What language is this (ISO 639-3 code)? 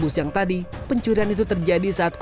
ind